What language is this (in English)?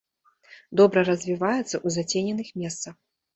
Belarusian